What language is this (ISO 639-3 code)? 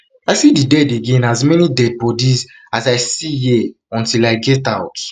pcm